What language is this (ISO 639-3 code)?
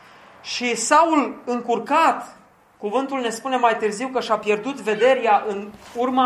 ron